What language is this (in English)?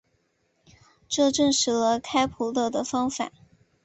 Chinese